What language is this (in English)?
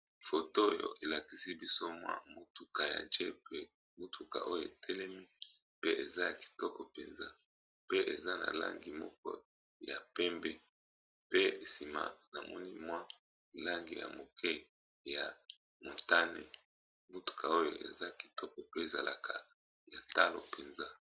Lingala